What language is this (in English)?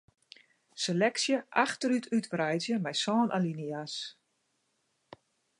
Western Frisian